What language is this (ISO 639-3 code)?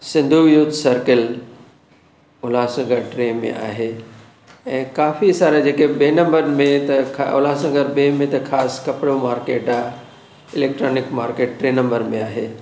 snd